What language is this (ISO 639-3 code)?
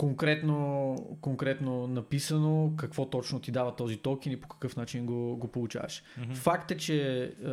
bul